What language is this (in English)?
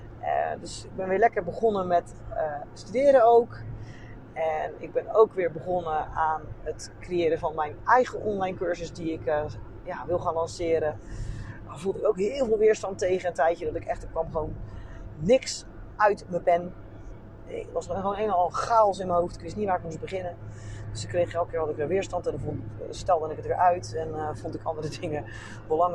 Dutch